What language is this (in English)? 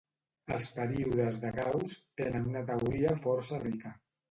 Catalan